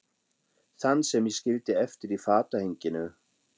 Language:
Icelandic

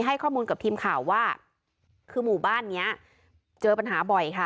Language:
Thai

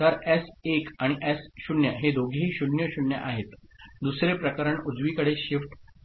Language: Marathi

